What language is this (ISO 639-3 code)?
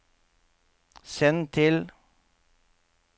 nor